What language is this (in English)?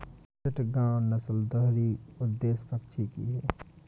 Hindi